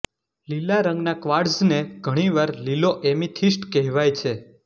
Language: Gujarati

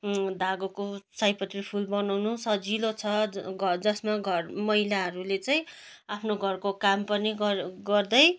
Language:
Nepali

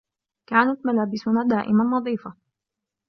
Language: Arabic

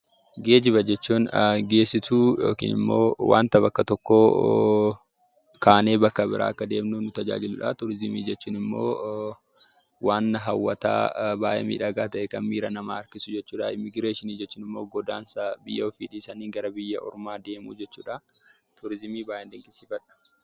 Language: Oromo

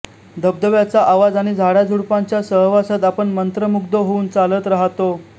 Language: Marathi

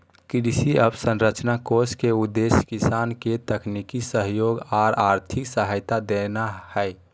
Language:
Magahi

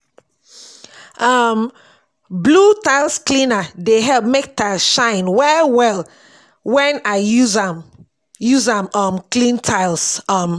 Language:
Nigerian Pidgin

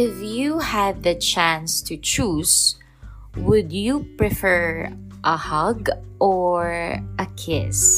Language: Filipino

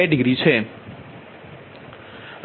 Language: Gujarati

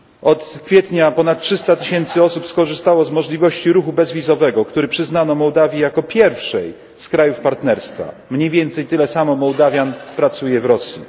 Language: Polish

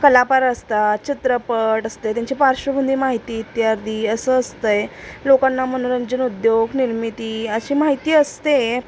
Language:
Marathi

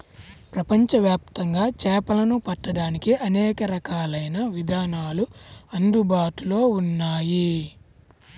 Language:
Telugu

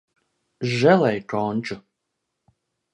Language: Latvian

